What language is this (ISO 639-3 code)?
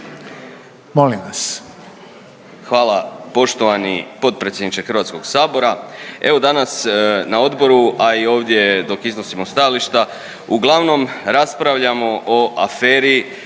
hrv